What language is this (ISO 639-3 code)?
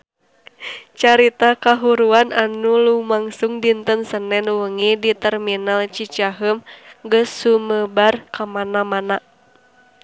sun